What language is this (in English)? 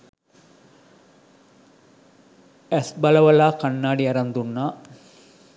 Sinhala